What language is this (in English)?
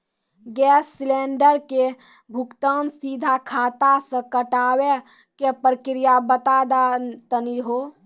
Maithili